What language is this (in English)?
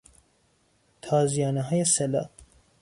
Persian